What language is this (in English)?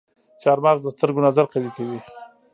Pashto